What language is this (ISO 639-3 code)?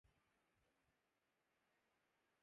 urd